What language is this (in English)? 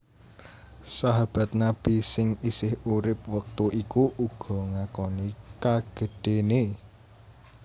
Javanese